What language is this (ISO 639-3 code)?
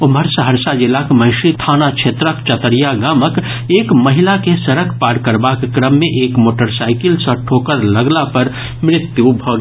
mai